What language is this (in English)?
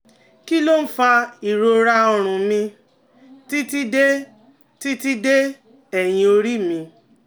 Yoruba